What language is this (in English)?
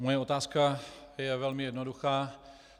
Czech